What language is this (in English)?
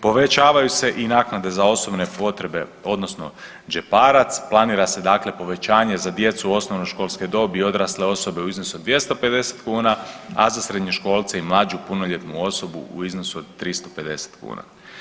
Croatian